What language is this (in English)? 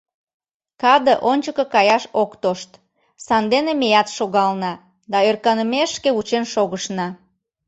Mari